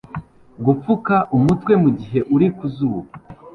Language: Kinyarwanda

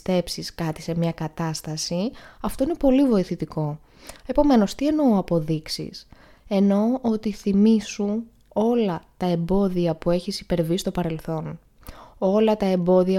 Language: Greek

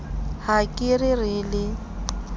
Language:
Southern Sotho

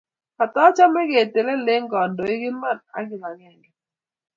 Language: Kalenjin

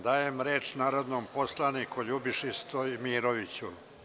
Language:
Serbian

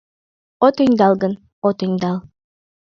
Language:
Mari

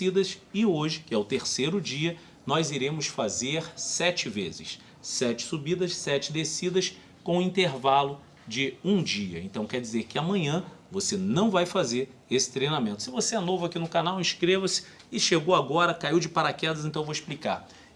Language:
Portuguese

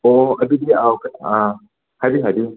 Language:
Manipuri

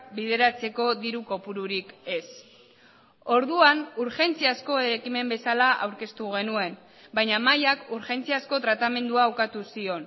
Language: Basque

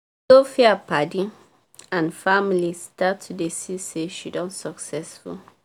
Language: Nigerian Pidgin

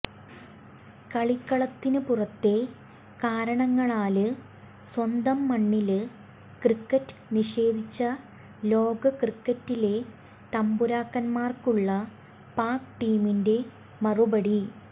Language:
Malayalam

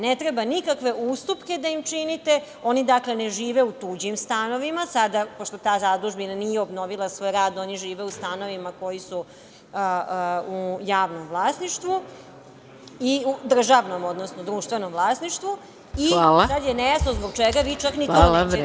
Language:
Serbian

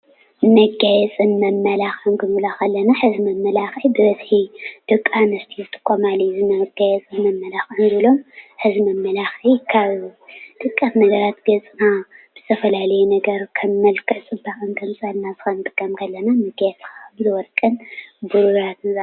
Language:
Tigrinya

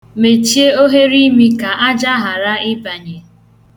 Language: Igbo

